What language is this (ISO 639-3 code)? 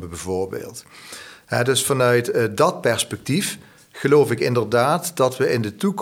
nld